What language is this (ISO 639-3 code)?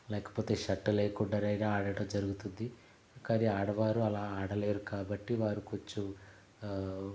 tel